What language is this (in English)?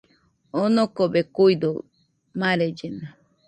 Nüpode Huitoto